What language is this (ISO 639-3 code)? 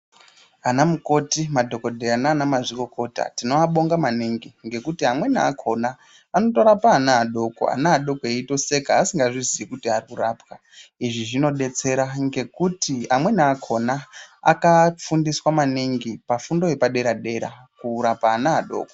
ndc